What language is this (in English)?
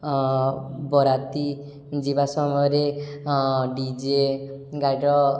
Odia